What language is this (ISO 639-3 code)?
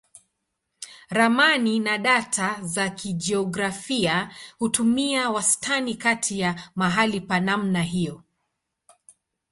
swa